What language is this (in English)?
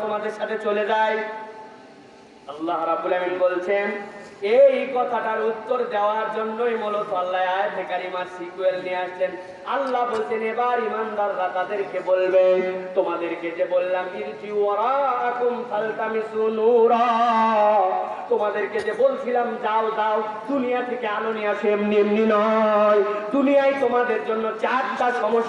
Bangla